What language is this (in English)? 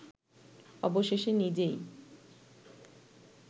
Bangla